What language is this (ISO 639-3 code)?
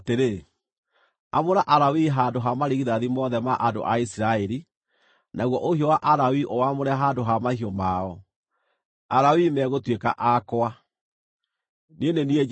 kik